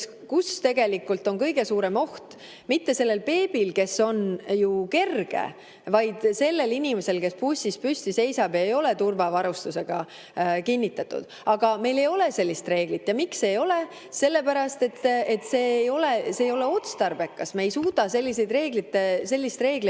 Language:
Estonian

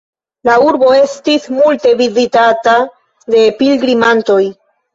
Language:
Esperanto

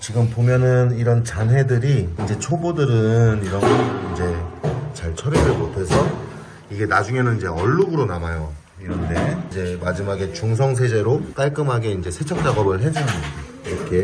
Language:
Korean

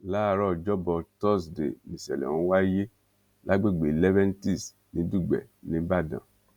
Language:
Yoruba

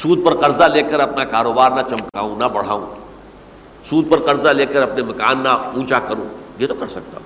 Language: Urdu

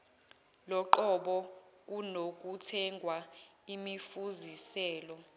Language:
Zulu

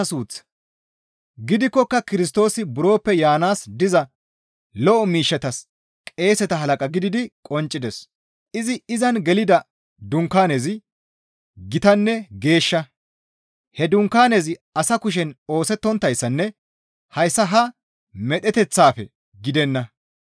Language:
Gamo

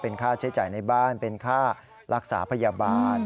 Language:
Thai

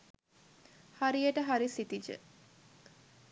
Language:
Sinhala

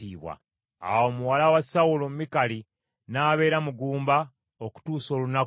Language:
Ganda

